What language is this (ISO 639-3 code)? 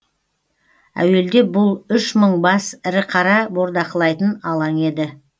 kaz